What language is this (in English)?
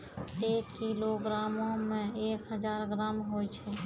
Maithili